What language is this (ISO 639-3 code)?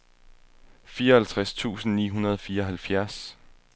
dan